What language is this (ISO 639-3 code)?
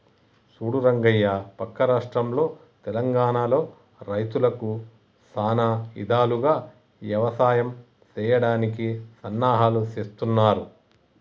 tel